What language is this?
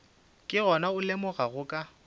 Northern Sotho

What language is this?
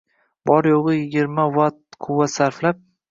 Uzbek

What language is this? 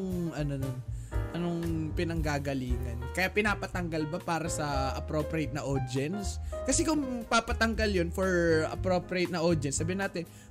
Filipino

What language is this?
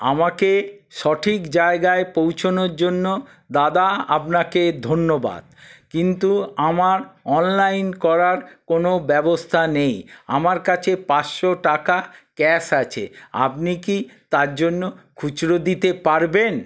Bangla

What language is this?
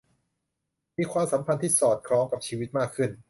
Thai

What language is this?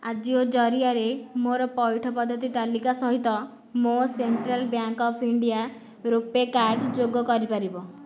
Odia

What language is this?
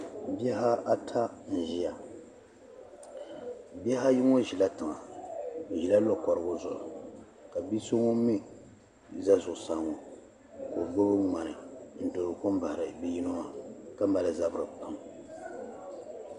Dagbani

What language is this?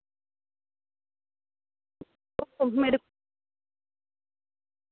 Dogri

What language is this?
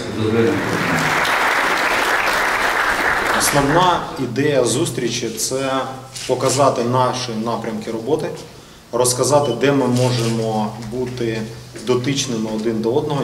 Ukrainian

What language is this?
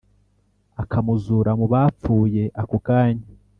Kinyarwanda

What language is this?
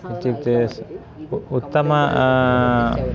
Sanskrit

